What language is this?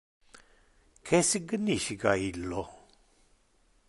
Interlingua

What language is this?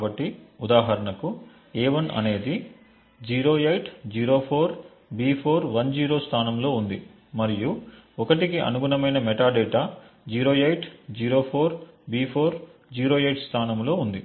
Telugu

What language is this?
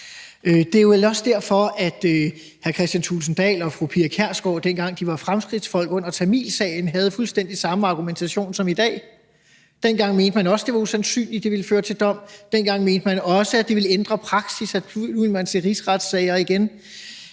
Danish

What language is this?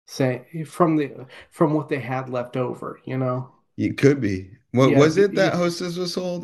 English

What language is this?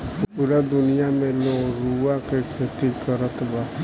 Bhojpuri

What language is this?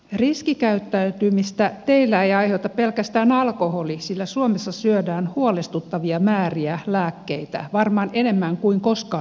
Finnish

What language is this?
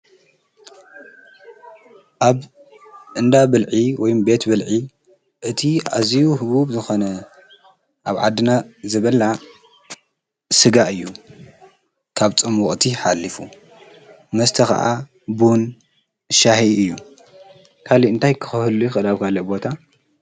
Tigrinya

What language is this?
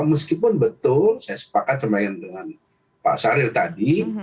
Indonesian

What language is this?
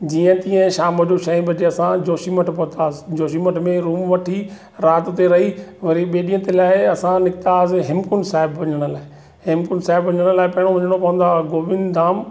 Sindhi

